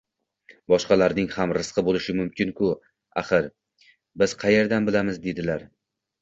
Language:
Uzbek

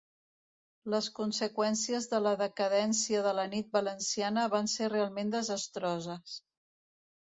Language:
Catalan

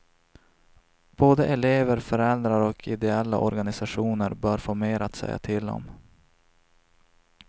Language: Swedish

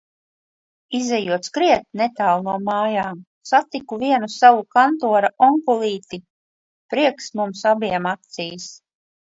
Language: Latvian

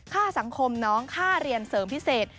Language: Thai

